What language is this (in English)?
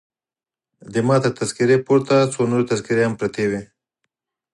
Pashto